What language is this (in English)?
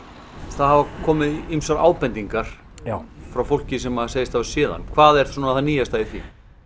Icelandic